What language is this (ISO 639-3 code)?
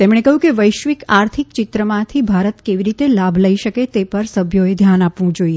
guj